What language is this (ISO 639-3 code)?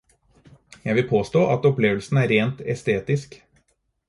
nob